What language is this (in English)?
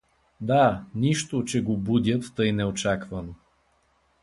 Bulgarian